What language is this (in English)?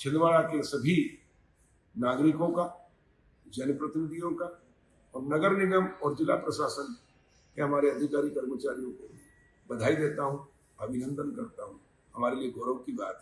Hindi